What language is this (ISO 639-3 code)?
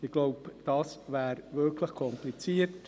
gsw